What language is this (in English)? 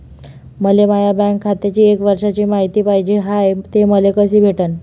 Marathi